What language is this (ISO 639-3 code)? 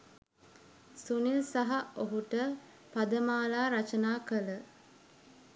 sin